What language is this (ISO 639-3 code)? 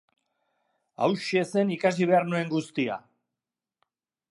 eus